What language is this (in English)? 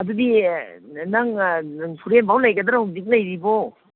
Manipuri